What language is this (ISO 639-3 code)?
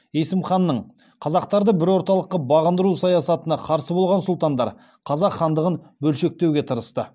kaz